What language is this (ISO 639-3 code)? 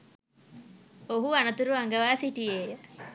sin